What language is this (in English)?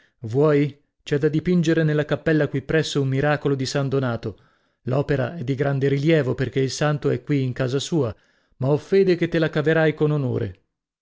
Italian